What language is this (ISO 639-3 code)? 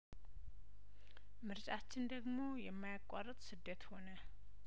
amh